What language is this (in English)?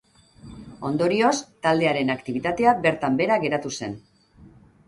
Basque